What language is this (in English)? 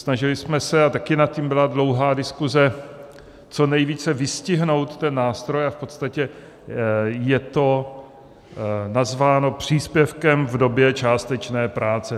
Czech